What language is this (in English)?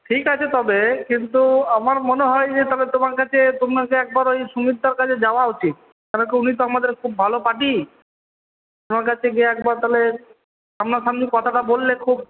Bangla